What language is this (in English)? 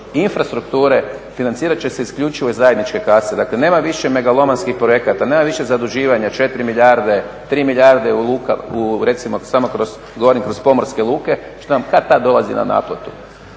Croatian